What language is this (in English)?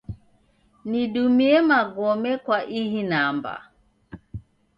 Taita